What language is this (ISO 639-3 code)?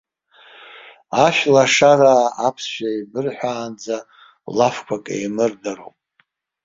abk